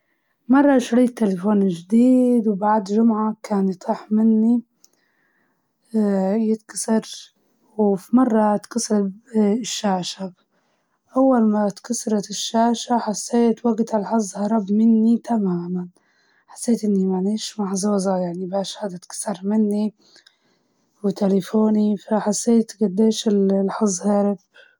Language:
Libyan Arabic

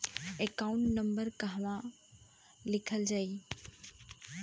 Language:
Bhojpuri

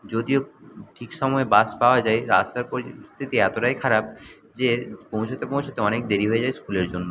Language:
Bangla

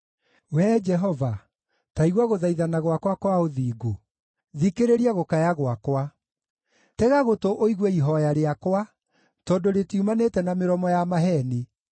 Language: Kikuyu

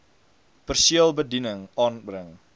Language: Afrikaans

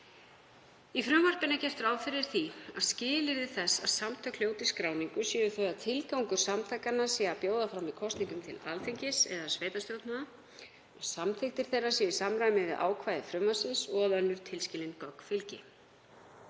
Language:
Icelandic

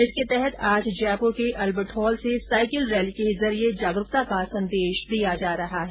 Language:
Hindi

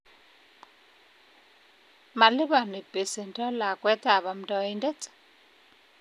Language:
Kalenjin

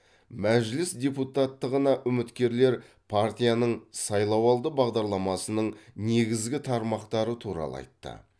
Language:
Kazakh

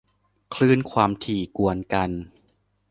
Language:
Thai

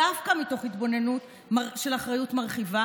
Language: Hebrew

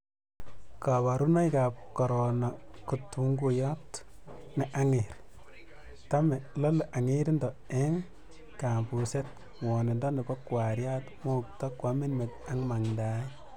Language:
Kalenjin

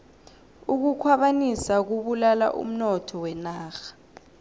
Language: South Ndebele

